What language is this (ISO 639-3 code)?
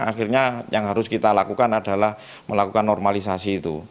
ind